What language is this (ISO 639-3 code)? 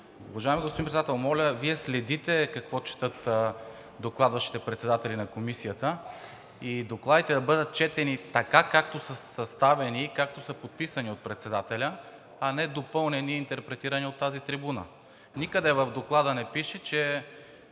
bul